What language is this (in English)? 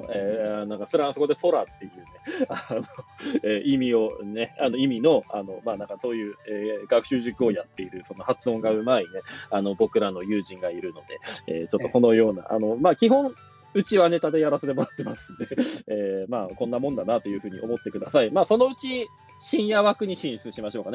Japanese